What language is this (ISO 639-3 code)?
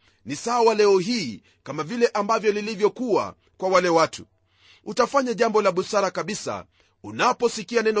swa